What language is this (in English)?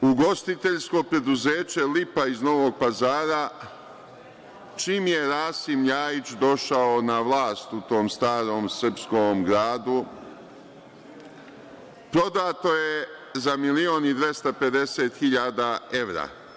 Serbian